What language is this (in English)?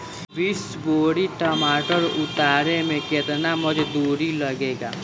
Bhojpuri